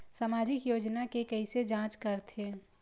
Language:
Chhattisgarhi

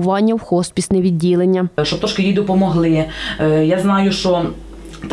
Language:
Ukrainian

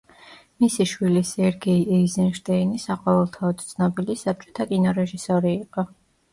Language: Georgian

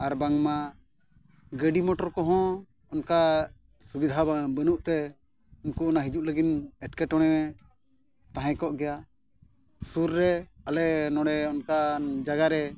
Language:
Santali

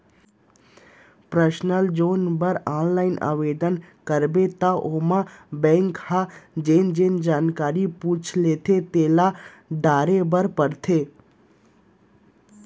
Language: Chhattisgarhi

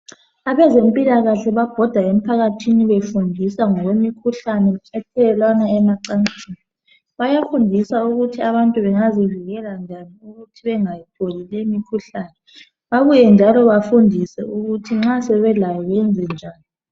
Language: North Ndebele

